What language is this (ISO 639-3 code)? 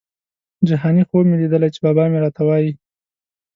pus